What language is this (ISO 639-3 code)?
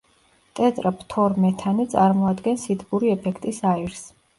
kat